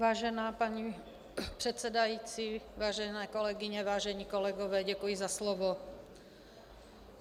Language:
Czech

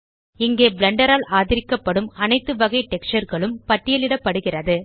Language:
Tamil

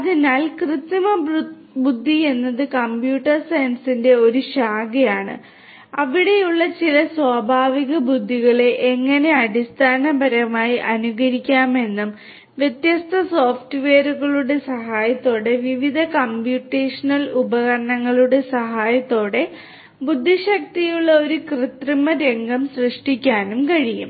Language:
Malayalam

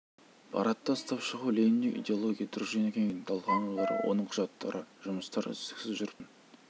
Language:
Kazakh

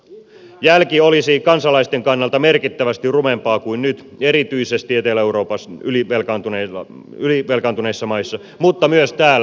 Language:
Finnish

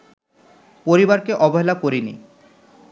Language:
Bangla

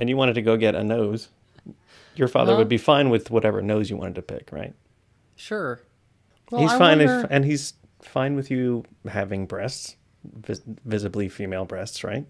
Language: English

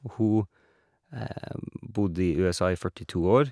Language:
Norwegian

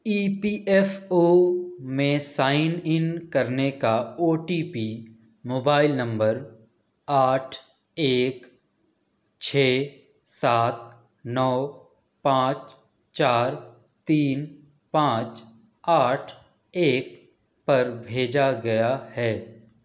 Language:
Urdu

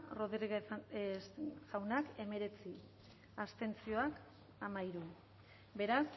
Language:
Basque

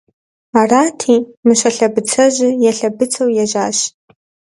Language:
Kabardian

